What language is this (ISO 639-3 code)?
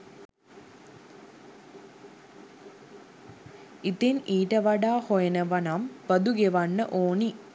sin